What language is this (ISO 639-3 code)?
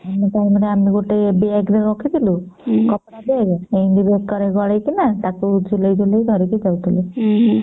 ori